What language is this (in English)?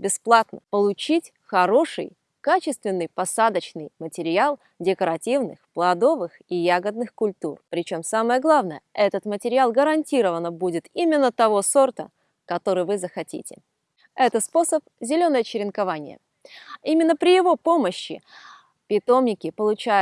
Russian